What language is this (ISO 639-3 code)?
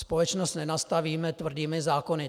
ces